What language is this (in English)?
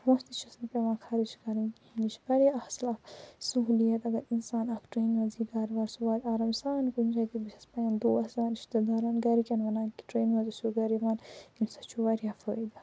Kashmiri